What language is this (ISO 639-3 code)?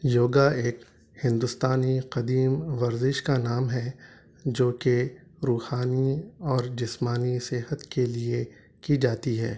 urd